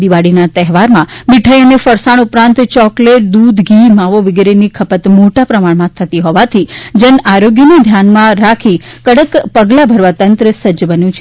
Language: Gujarati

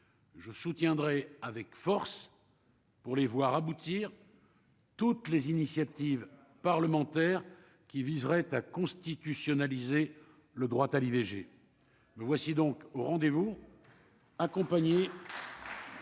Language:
French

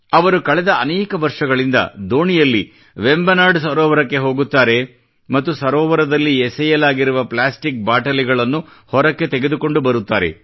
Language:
Kannada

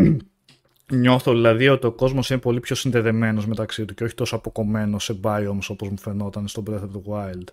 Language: Greek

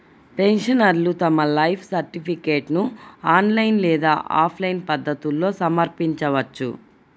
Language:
Telugu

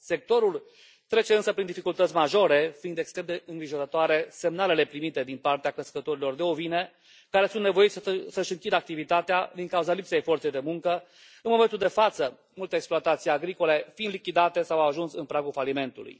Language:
Romanian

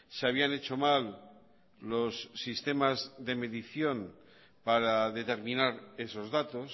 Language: Spanish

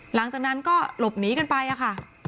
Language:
Thai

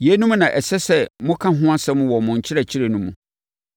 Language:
Akan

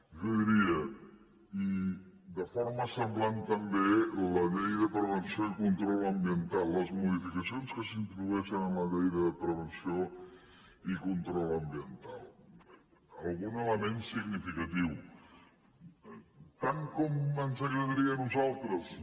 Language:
Catalan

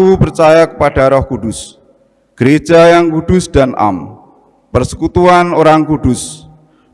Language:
Indonesian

